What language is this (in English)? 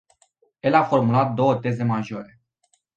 Romanian